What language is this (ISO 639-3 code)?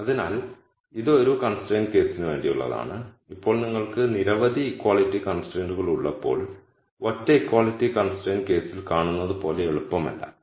mal